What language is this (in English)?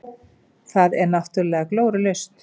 Icelandic